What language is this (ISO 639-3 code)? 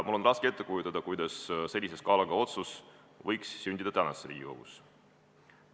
est